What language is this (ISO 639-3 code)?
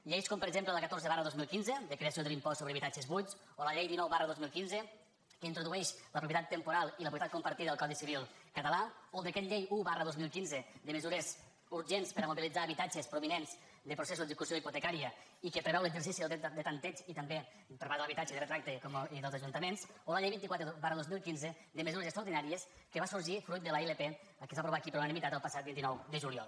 cat